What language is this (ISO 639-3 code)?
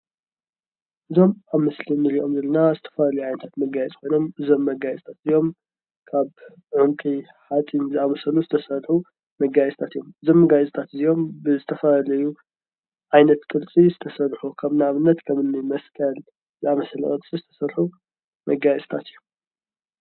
tir